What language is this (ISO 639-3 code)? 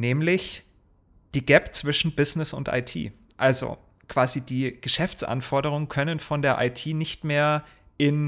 deu